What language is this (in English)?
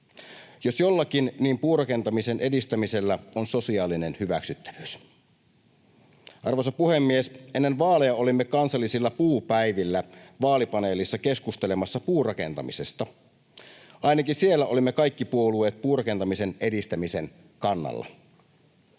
Finnish